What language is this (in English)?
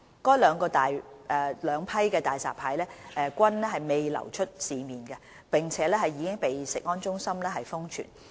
Cantonese